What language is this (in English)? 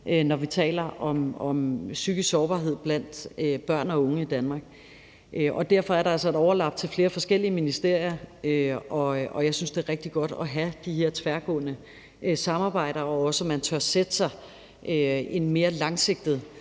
Danish